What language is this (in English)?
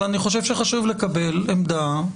Hebrew